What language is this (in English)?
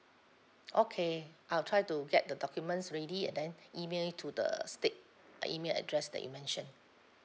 English